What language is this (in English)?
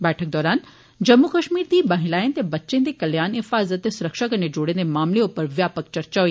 Dogri